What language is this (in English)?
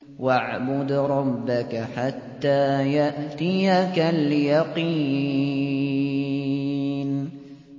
Arabic